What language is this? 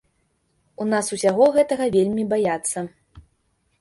Belarusian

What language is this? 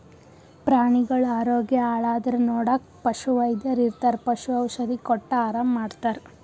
Kannada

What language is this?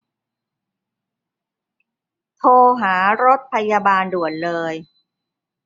Thai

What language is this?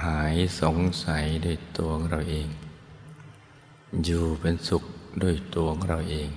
Thai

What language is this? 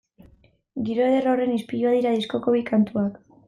Basque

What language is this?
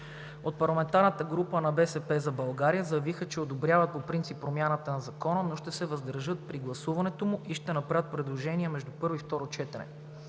Bulgarian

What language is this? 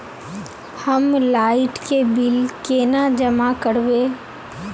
Magahi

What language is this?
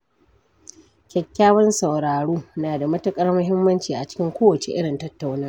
Hausa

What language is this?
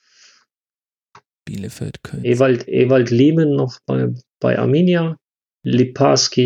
German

